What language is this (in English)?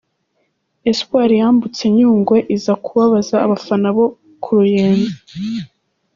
Kinyarwanda